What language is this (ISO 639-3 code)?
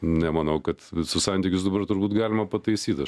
lit